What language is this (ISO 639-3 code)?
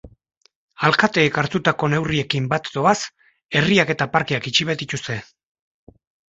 eus